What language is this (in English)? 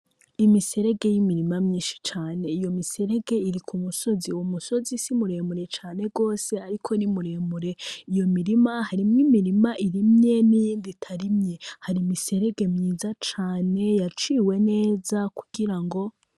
Rundi